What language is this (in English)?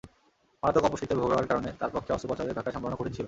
Bangla